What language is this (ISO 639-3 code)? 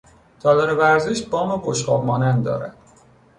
fas